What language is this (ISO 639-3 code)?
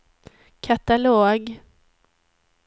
swe